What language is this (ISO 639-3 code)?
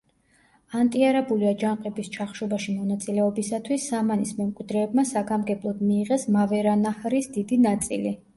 kat